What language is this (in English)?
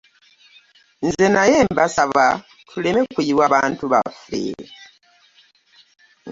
Ganda